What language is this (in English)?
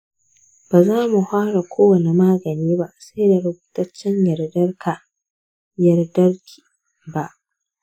Hausa